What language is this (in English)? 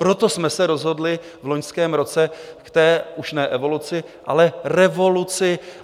Czech